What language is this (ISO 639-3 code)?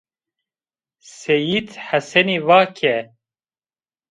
zza